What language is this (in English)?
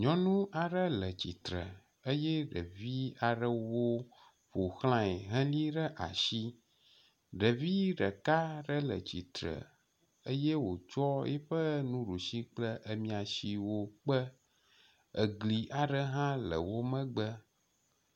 Ewe